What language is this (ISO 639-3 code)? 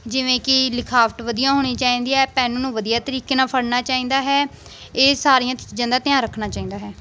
pan